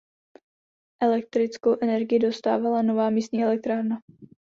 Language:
Czech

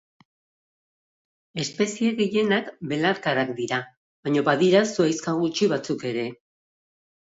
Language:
Basque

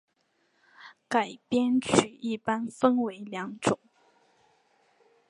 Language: Chinese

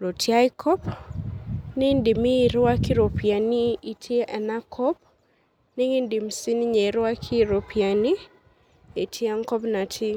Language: Masai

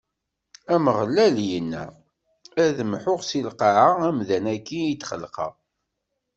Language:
Kabyle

